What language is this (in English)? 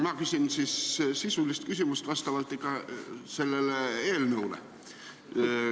Estonian